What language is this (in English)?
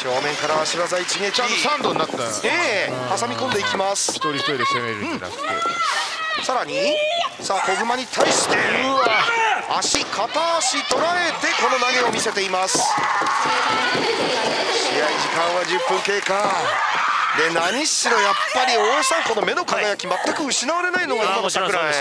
Japanese